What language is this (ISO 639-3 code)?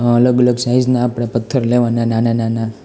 guj